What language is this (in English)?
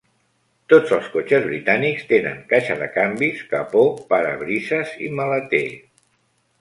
Catalan